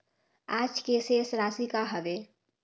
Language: Chhattisgarhi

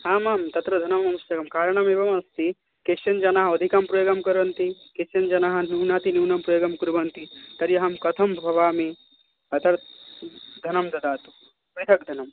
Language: Sanskrit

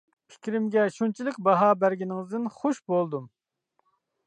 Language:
Uyghur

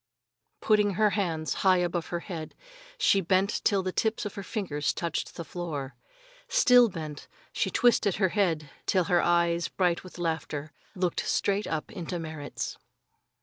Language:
English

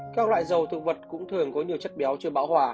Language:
Vietnamese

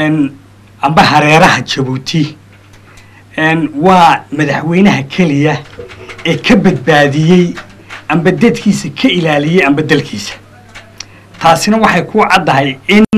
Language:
Arabic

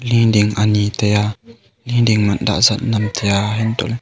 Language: Wancho Naga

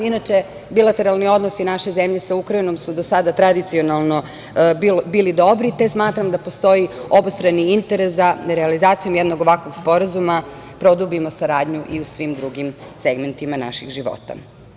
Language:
Serbian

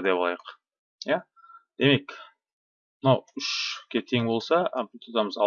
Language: Turkish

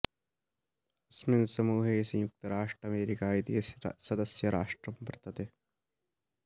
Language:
Sanskrit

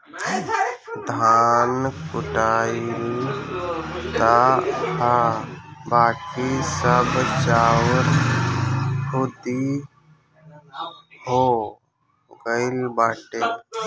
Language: Bhojpuri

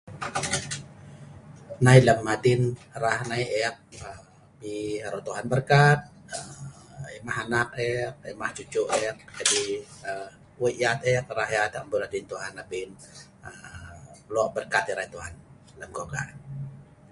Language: Sa'ban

